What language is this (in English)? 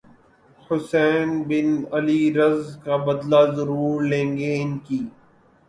Urdu